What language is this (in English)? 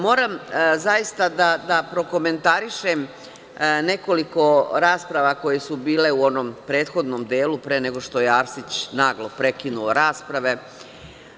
Serbian